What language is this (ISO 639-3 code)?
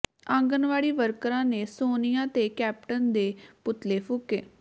pan